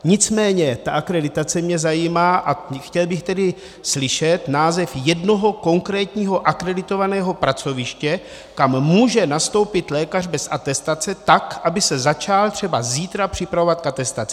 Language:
Czech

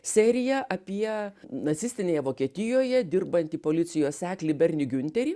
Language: Lithuanian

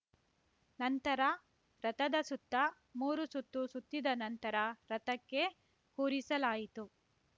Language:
Kannada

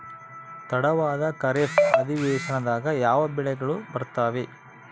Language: Kannada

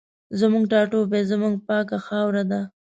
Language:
Pashto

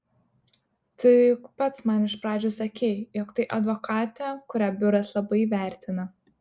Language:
Lithuanian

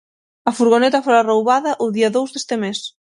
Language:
Galician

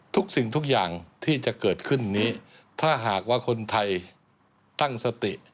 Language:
Thai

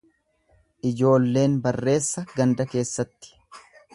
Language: Oromo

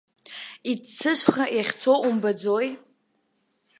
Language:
Abkhazian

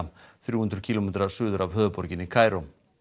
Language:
Icelandic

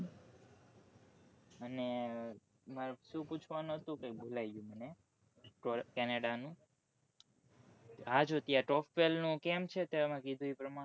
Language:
Gujarati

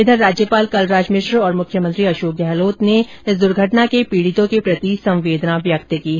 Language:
Hindi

